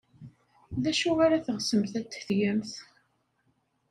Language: Kabyle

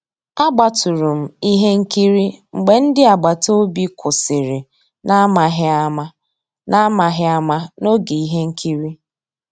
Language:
Igbo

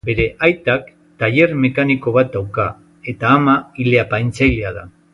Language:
Basque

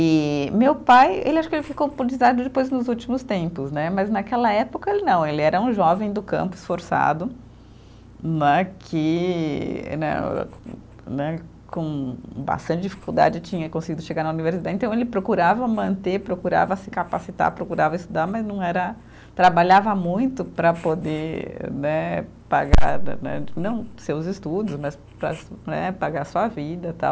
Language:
Portuguese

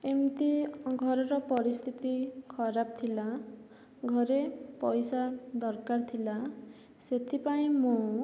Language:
Odia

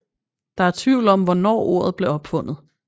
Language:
Danish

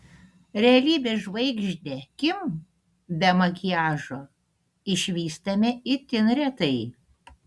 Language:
Lithuanian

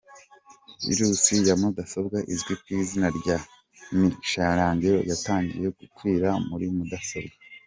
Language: Kinyarwanda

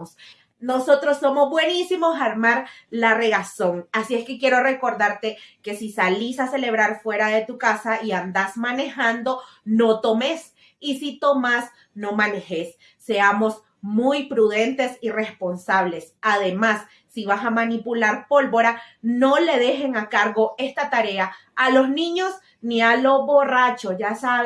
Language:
Spanish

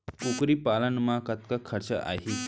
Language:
Chhattisgarhi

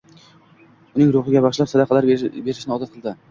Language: Uzbek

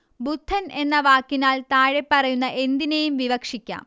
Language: Malayalam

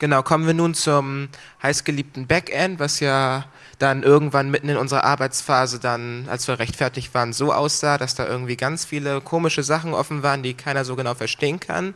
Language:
German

